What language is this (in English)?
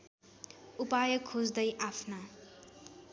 Nepali